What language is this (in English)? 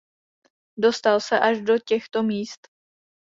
Czech